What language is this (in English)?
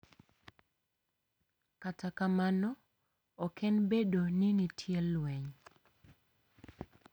Luo (Kenya and Tanzania)